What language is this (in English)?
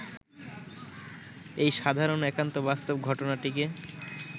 Bangla